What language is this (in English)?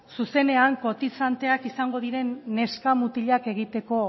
Basque